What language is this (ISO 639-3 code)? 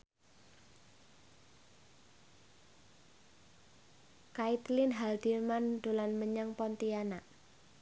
jav